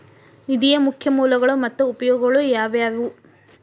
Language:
Kannada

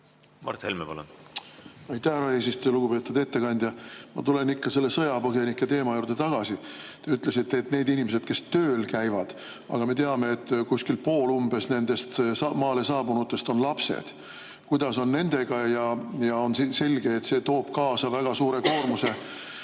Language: Estonian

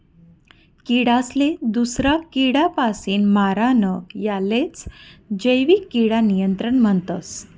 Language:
Marathi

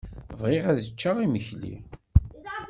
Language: Kabyle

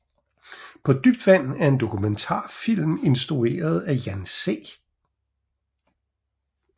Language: Danish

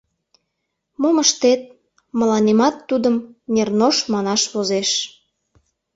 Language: Mari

